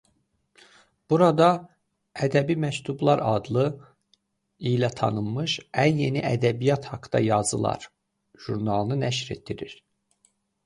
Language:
Azerbaijani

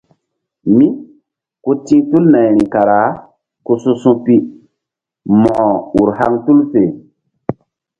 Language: Mbum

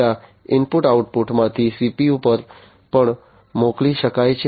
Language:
Gujarati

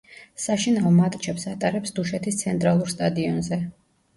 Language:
Georgian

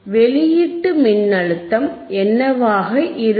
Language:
Tamil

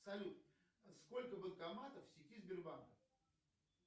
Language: Russian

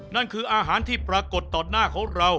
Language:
Thai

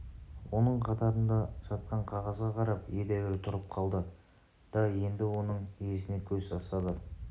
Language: Kazakh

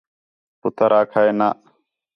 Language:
Khetrani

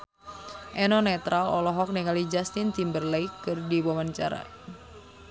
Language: Sundanese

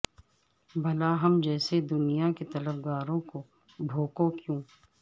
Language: Urdu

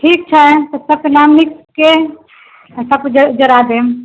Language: Maithili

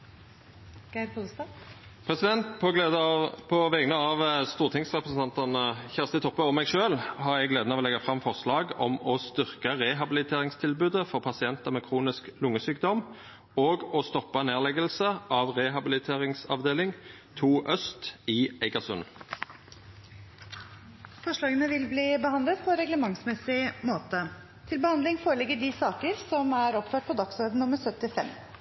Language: Norwegian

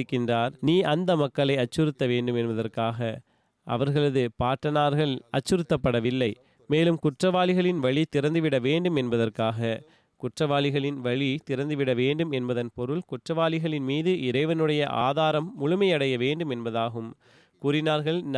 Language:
Tamil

